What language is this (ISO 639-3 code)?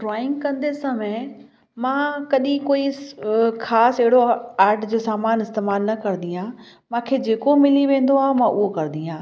snd